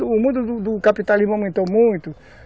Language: Portuguese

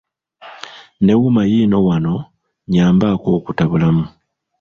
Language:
Ganda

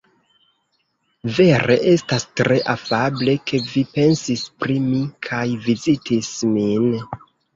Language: Esperanto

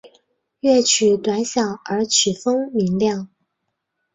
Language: Chinese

